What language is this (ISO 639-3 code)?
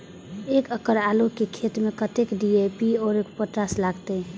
mai